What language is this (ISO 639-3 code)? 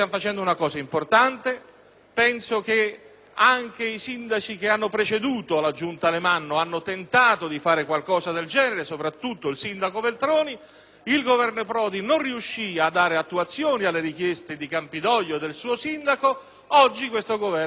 ita